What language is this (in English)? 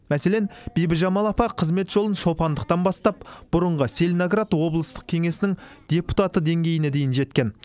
Kazakh